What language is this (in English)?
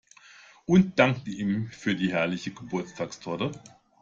German